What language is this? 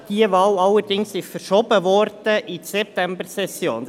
Swiss German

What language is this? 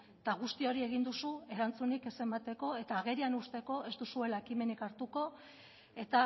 Basque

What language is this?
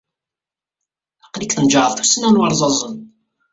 Kabyle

